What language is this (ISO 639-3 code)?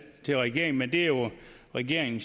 dan